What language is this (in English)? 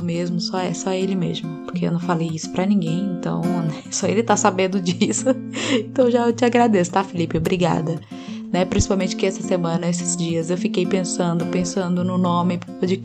Portuguese